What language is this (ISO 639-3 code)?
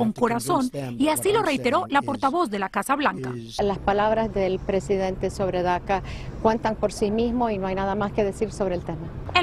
spa